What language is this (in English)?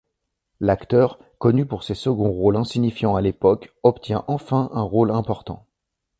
French